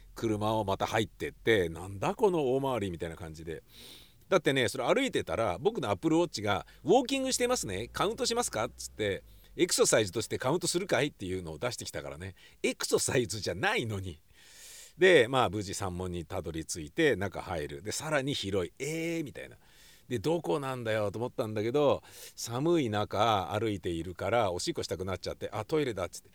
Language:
Japanese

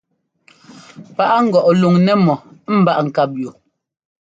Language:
Ngomba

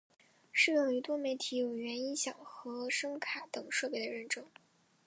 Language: Chinese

